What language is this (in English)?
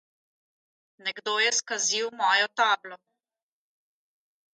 Slovenian